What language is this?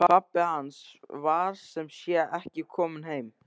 Icelandic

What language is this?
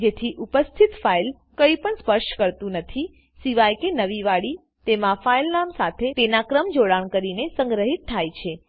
Gujarati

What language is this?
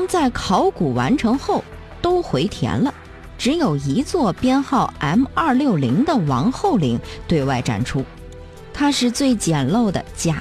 Chinese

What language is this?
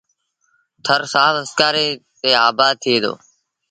Sindhi Bhil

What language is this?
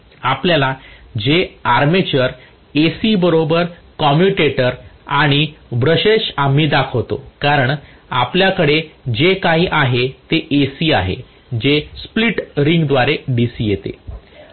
Marathi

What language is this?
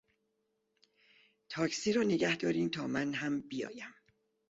Persian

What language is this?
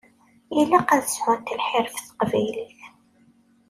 Kabyle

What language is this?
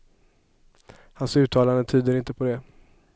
Swedish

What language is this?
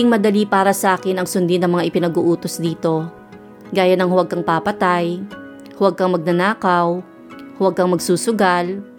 Filipino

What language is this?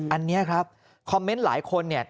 Thai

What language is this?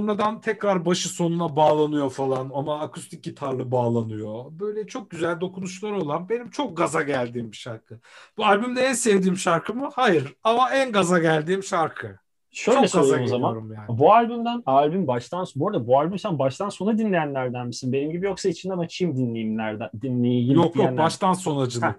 Turkish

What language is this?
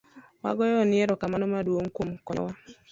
Luo (Kenya and Tanzania)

